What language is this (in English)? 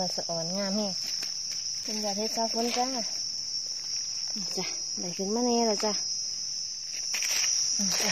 Thai